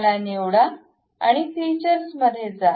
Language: Marathi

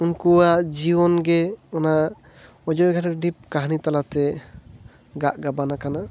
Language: Santali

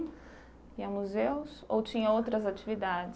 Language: Portuguese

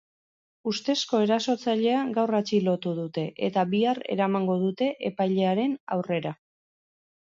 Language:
Basque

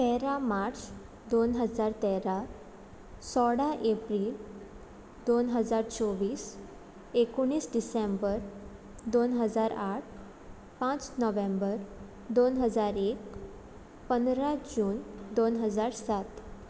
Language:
Konkani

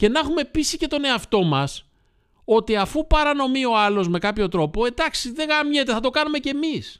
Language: Greek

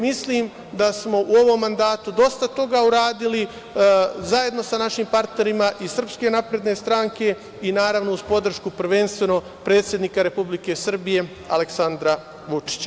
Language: Serbian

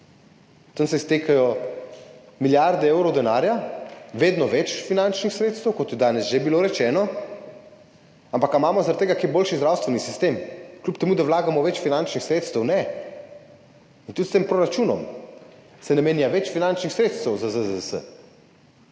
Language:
Slovenian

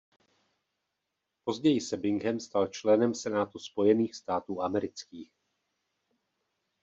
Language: Czech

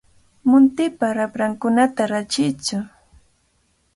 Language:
Cajatambo North Lima Quechua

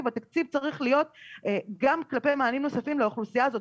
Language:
Hebrew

